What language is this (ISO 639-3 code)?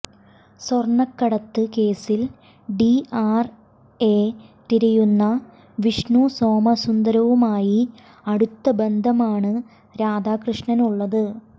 mal